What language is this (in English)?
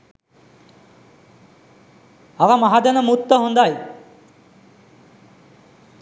Sinhala